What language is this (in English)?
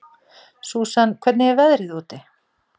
Icelandic